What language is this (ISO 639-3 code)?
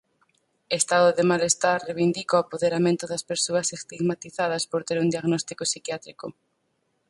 glg